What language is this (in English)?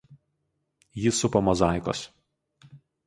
Lithuanian